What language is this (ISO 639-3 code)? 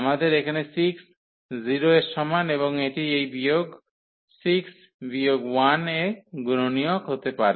ben